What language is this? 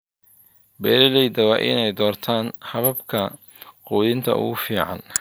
Somali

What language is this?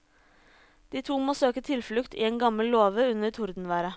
Norwegian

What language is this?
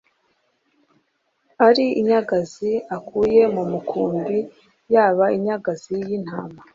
Kinyarwanda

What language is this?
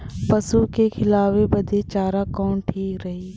Bhojpuri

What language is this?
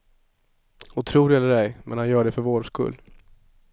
Swedish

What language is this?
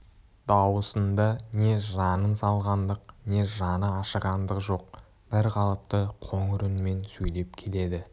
Kazakh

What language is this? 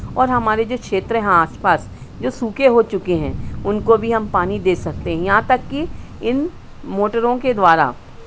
Hindi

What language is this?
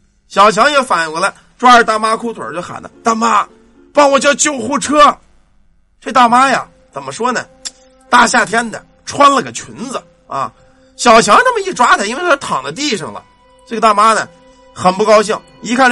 Chinese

